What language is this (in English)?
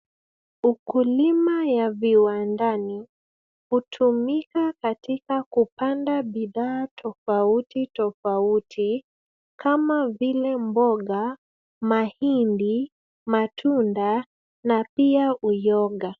Swahili